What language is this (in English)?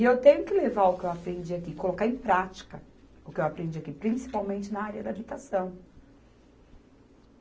Portuguese